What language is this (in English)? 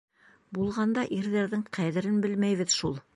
Bashkir